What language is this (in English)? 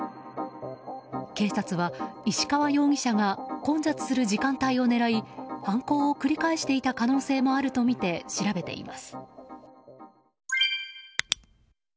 Japanese